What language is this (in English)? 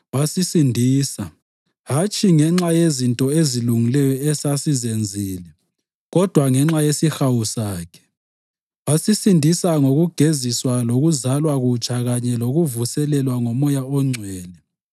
North Ndebele